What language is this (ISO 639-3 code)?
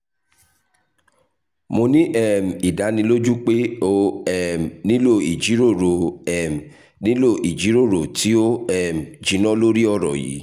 yor